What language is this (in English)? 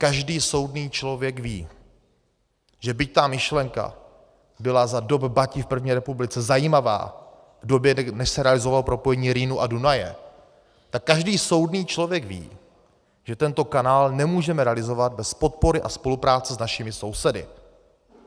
Czech